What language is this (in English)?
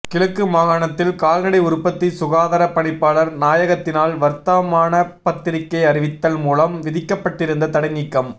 Tamil